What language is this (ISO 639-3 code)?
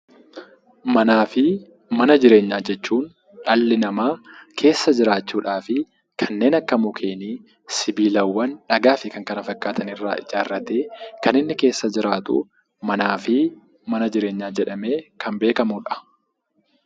orm